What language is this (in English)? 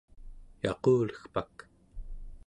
Central Yupik